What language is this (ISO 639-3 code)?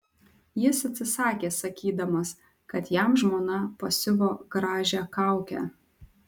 lit